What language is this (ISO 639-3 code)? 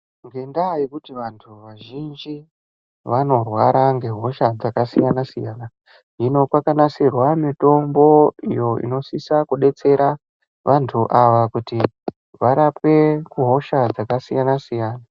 ndc